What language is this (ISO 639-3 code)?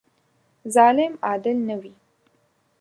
pus